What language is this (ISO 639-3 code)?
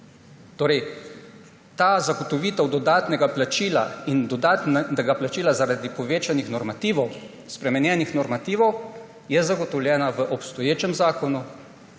slv